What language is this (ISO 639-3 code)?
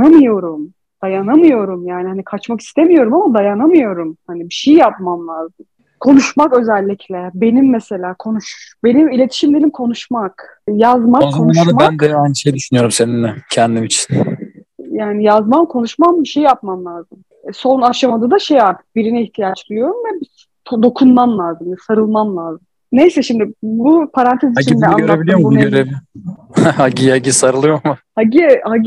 tur